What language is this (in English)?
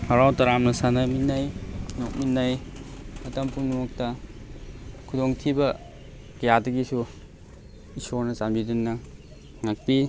Manipuri